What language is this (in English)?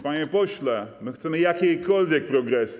Polish